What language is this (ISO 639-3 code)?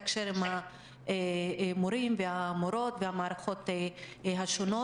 heb